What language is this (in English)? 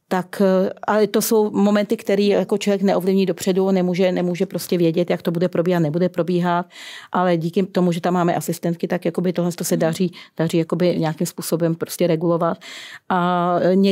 Czech